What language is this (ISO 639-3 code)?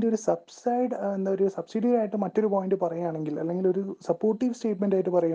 mal